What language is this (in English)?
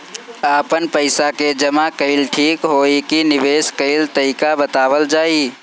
Bhojpuri